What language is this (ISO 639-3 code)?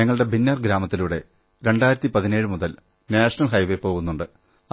mal